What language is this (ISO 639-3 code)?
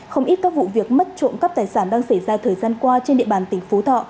vie